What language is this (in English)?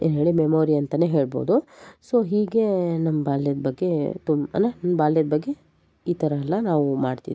Kannada